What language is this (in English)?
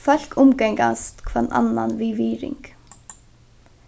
Faroese